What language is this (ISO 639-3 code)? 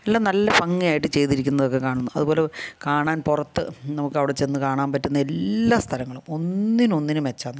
mal